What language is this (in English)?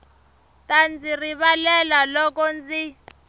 Tsonga